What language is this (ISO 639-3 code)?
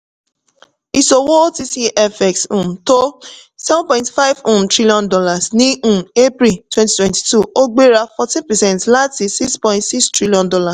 yor